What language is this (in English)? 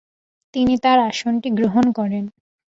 Bangla